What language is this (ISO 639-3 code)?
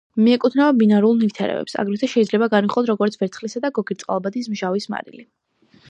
kat